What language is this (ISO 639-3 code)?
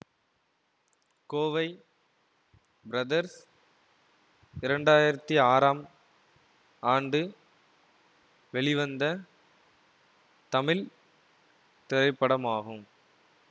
tam